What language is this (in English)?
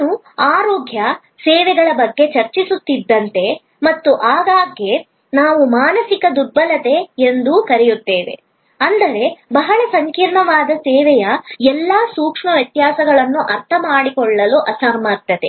Kannada